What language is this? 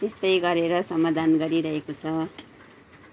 Nepali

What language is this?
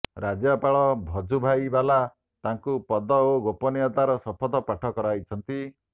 Odia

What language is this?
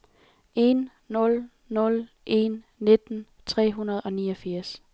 Danish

